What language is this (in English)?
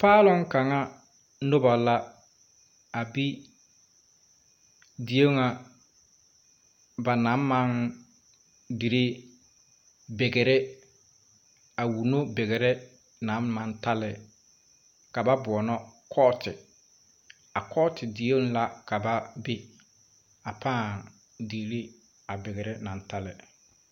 Southern Dagaare